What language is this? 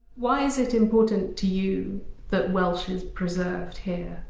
English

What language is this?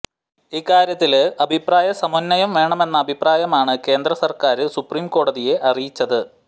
Malayalam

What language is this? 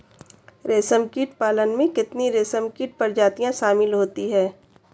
Hindi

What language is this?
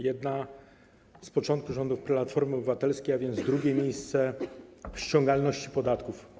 Polish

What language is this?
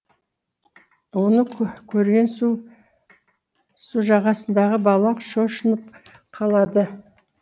Kazakh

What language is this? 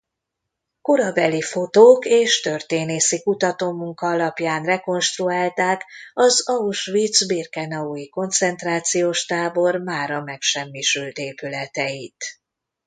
Hungarian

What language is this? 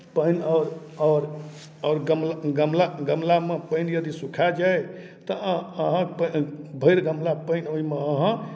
Maithili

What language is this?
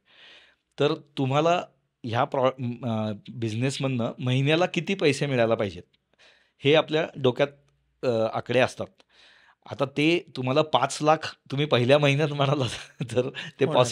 Marathi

